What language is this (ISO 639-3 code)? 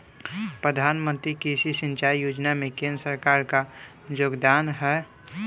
bho